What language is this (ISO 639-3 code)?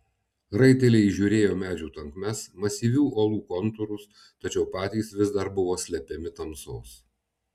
lit